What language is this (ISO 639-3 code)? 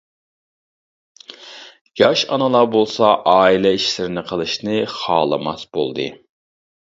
uig